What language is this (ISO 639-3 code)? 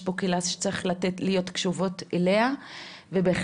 heb